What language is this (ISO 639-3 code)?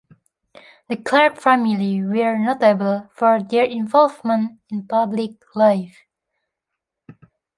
eng